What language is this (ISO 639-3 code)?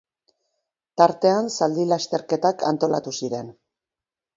eus